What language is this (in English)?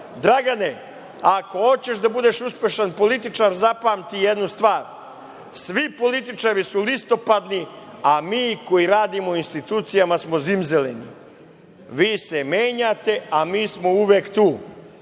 Serbian